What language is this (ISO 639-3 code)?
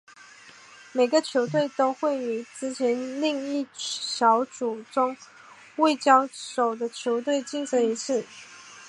zho